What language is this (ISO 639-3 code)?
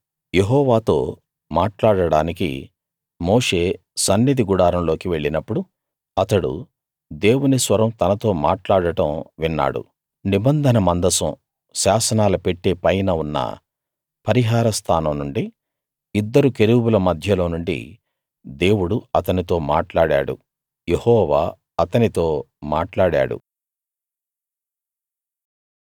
tel